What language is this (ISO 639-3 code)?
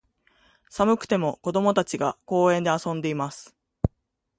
jpn